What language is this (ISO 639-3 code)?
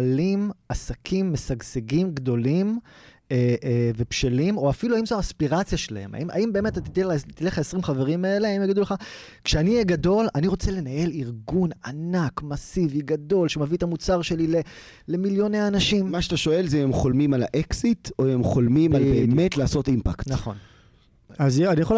heb